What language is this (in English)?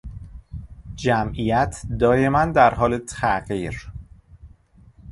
Persian